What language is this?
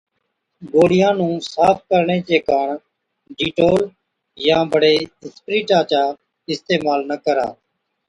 Od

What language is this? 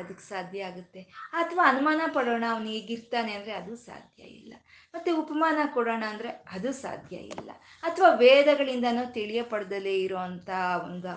Kannada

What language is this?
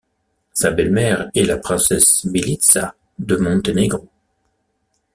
French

